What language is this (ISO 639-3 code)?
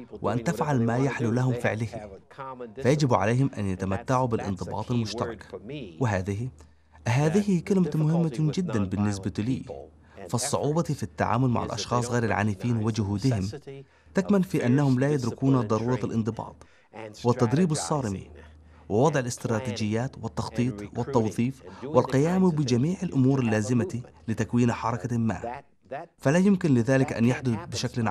ara